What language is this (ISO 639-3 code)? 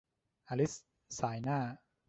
tha